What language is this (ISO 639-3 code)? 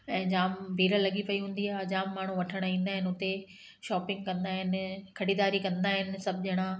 snd